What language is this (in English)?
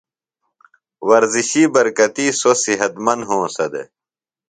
Phalura